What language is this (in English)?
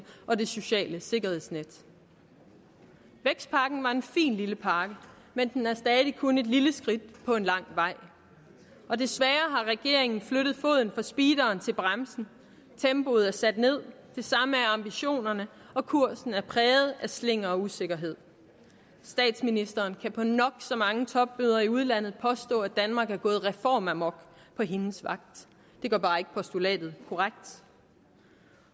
Danish